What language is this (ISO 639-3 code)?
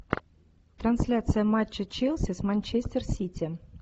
rus